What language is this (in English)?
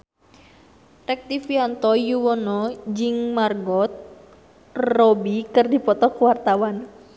Sundanese